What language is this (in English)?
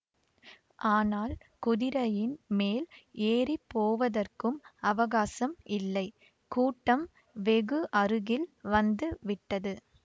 Tamil